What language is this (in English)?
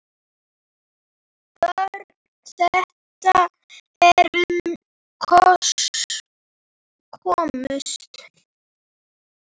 Icelandic